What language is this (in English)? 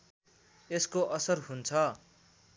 Nepali